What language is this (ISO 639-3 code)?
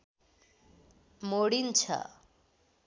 nep